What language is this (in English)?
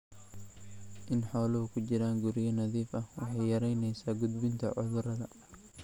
Somali